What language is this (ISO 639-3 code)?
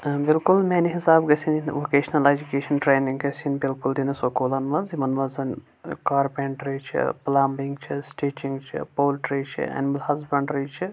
kas